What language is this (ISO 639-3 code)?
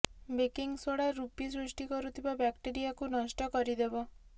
ori